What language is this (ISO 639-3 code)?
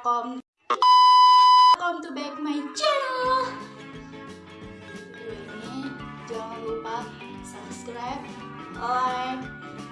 ind